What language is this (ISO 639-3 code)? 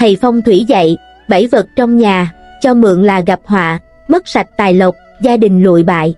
vie